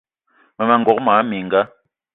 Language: Eton (Cameroon)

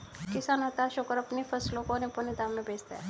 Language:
Hindi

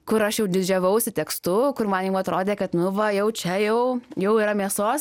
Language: Lithuanian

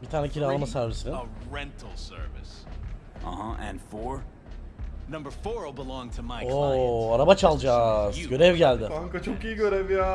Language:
Turkish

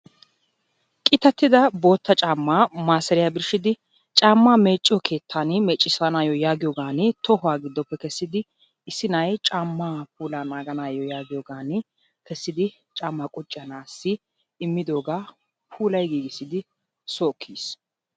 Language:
Wolaytta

